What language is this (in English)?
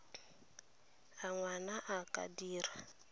Tswana